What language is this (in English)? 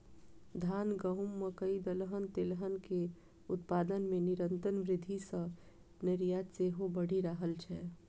Maithili